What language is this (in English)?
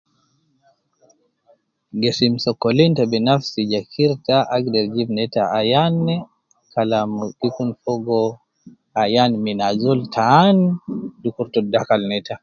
Nubi